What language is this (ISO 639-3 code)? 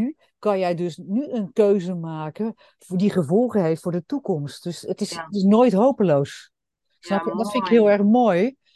nld